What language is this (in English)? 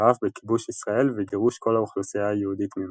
Hebrew